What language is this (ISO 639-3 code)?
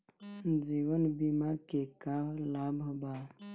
bho